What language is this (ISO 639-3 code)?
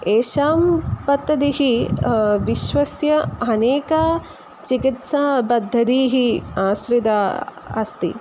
san